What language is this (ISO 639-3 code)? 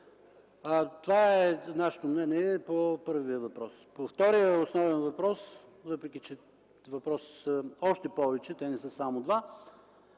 bul